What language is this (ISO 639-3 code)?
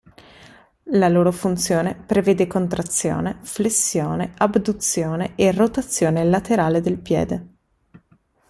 ita